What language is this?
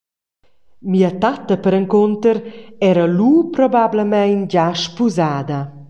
Romansh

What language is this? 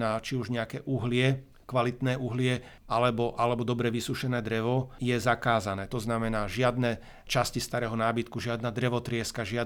Slovak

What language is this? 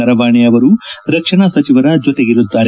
Kannada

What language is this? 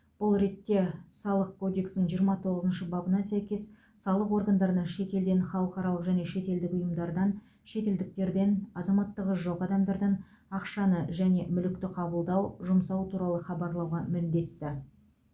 Kazakh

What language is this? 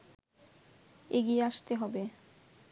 Bangla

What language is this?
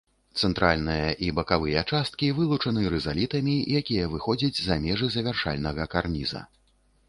Belarusian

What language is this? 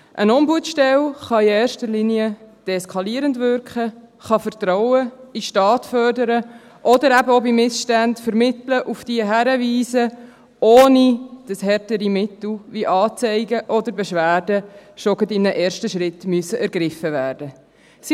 Swiss German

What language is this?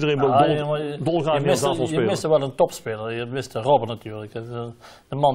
Dutch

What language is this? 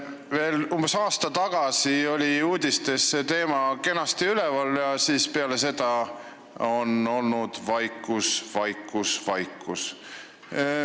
Estonian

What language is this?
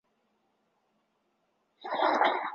Chinese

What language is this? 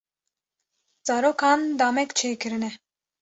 Kurdish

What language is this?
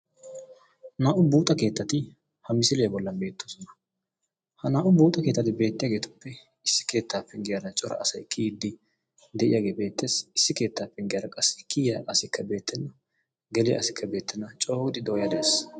Wolaytta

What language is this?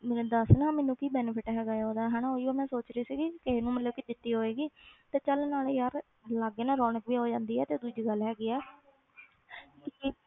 Punjabi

